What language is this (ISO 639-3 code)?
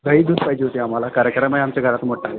mar